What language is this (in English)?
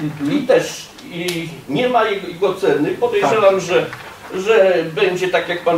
Polish